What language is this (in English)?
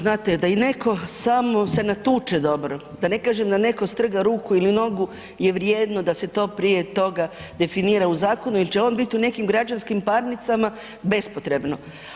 Croatian